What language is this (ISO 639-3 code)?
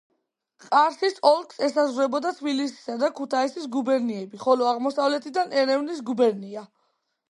kat